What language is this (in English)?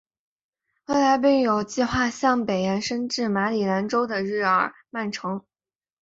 Chinese